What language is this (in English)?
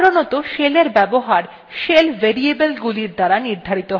Bangla